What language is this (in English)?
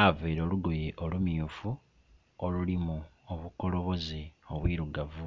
Soga